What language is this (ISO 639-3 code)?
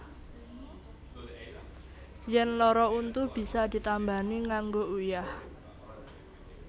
jav